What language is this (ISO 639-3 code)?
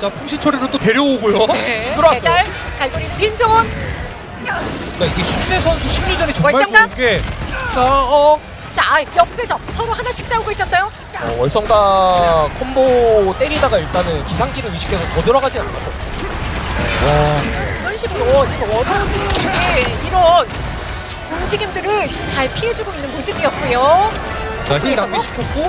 kor